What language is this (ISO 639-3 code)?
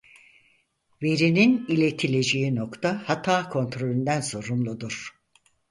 tur